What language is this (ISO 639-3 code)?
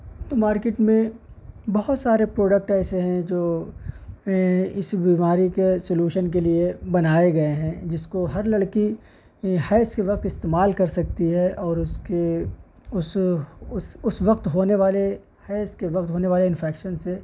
urd